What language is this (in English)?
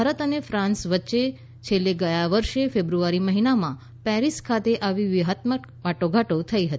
Gujarati